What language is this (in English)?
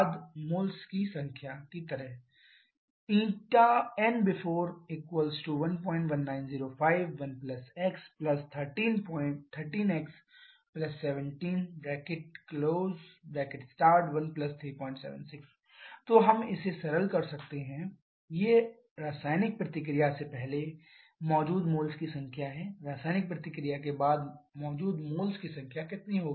Hindi